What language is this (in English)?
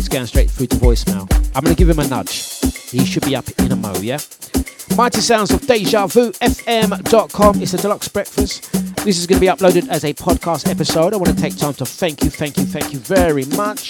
English